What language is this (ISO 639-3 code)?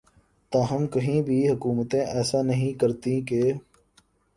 urd